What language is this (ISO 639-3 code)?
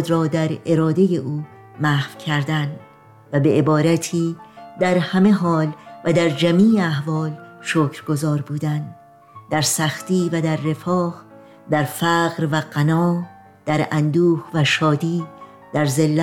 fas